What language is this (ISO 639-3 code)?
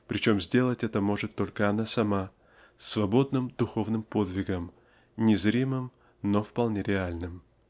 rus